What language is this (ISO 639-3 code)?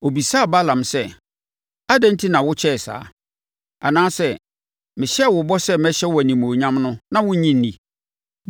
aka